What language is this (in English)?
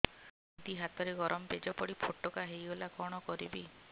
Odia